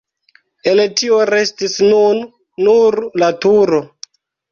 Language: Esperanto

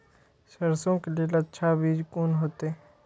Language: Maithili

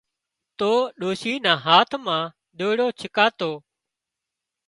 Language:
Wadiyara Koli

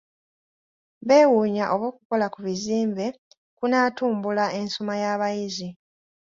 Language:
Ganda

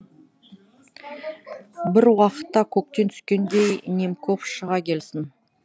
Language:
Kazakh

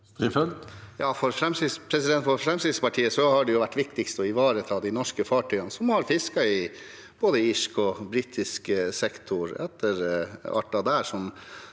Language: Norwegian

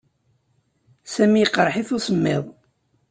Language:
Kabyle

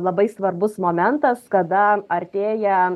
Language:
Lithuanian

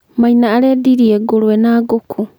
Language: Kikuyu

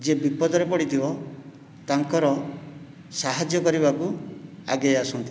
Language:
Odia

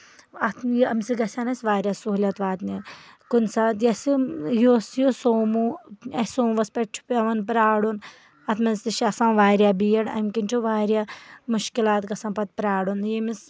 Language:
Kashmiri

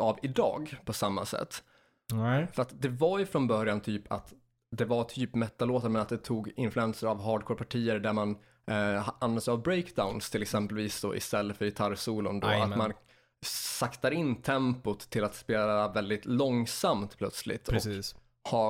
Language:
Swedish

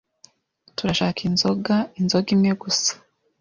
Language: Kinyarwanda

